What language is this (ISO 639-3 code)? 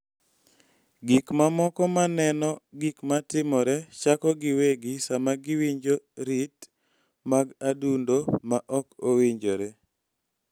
luo